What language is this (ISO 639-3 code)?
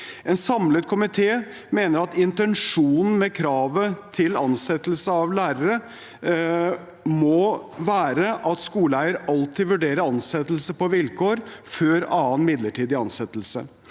nor